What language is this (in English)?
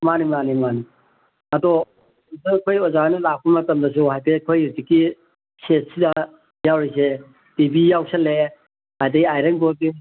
Manipuri